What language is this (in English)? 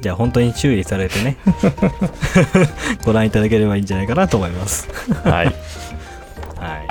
Japanese